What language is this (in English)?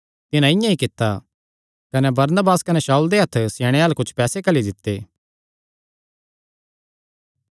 Kangri